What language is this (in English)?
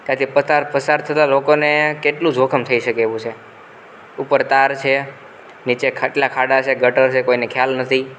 Gujarati